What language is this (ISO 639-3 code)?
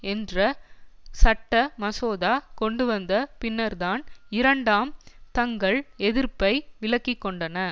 tam